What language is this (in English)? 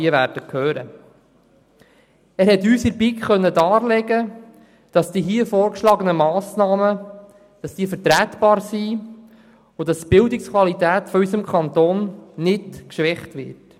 Swiss German